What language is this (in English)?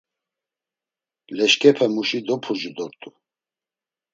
Laz